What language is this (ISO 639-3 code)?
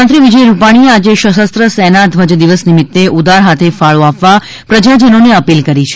guj